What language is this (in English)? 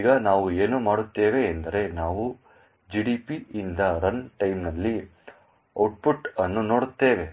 Kannada